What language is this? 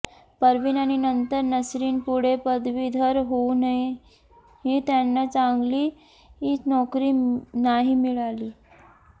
Marathi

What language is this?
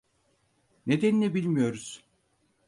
Turkish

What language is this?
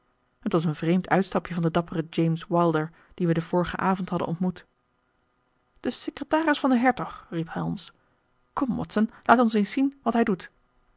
Dutch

